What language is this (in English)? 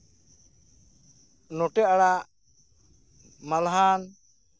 Santali